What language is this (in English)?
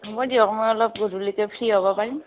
Assamese